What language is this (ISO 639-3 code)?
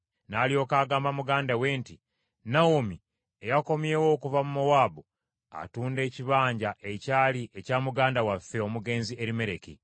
lug